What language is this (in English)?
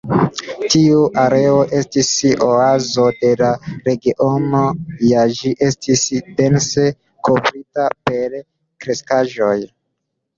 Esperanto